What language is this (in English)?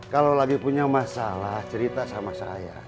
Indonesian